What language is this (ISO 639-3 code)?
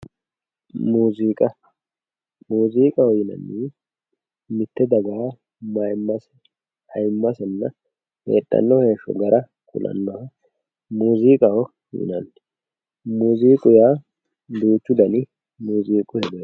sid